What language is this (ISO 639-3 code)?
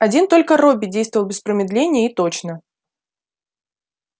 rus